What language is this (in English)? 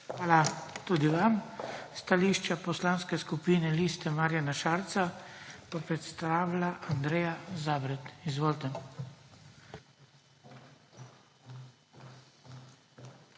Slovenian